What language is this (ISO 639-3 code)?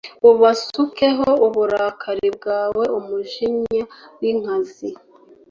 kin